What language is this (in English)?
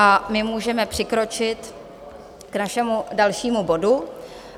Czech